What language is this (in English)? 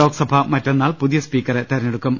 Malayalam